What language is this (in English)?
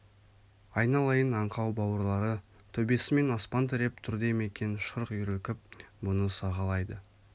Kazakh